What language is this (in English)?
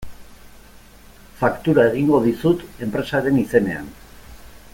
Basque